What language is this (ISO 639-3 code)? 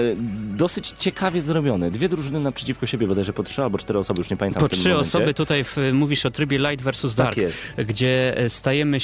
pol